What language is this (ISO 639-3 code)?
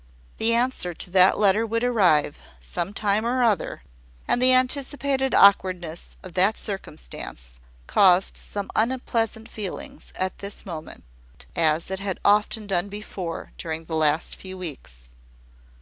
eng